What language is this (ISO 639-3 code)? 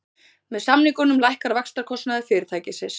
isl